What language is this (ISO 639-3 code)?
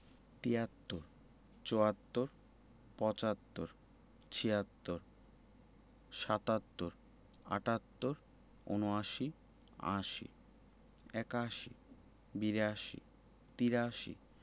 ben